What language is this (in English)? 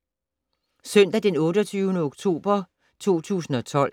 Danish